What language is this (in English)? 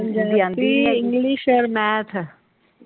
Punjabi